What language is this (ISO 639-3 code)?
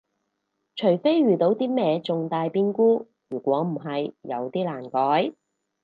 yue